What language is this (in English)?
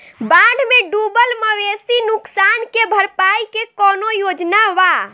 Bhojpuri